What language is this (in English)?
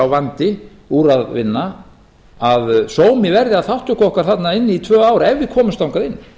Icelandic